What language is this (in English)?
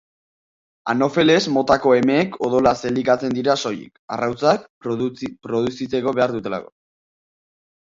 Basque